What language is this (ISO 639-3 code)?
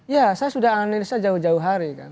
ind